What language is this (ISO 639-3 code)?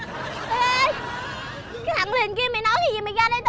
vie